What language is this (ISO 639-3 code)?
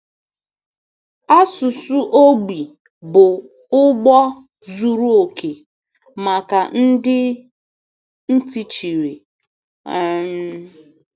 ibo